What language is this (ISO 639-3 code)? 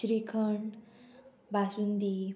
kok